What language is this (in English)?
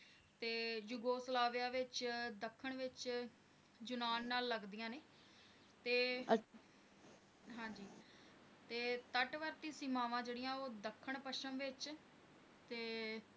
Punjabi